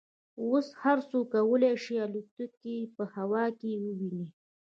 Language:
Pashto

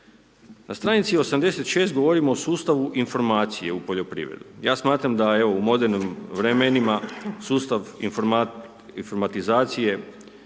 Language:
Croatian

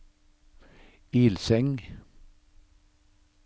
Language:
Norwegian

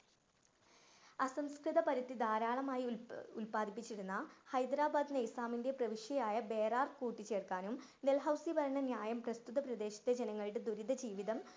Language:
Malayalam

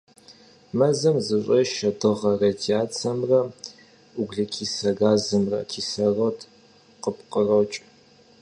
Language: Kabardian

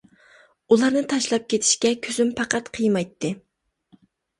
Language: Uyghur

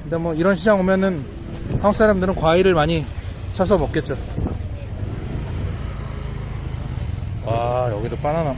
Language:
Korean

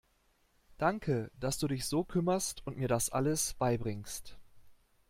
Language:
German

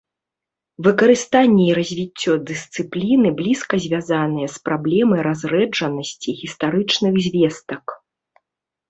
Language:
Belarusian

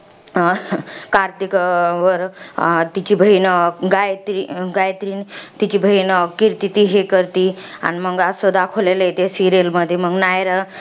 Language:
Marathi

